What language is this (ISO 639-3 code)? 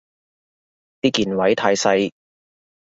yue